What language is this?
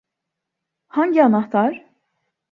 Turkish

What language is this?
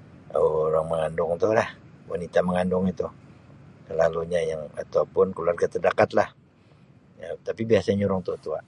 Sabah Malay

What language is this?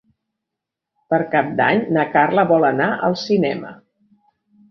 Catalan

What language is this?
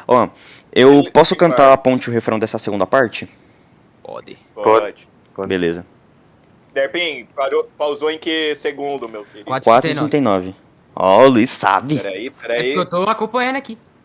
Portuguese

